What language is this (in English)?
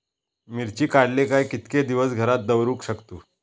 Marathi